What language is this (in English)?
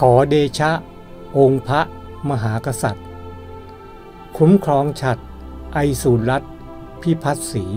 Thai